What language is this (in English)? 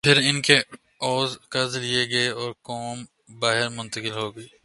Urdu